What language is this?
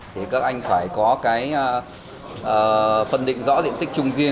Vietnamese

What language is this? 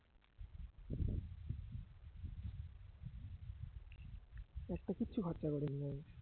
Bangla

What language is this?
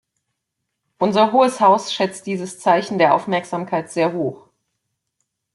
German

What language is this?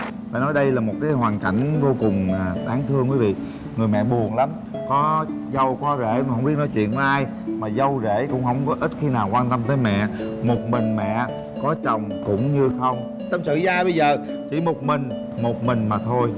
Vietnamese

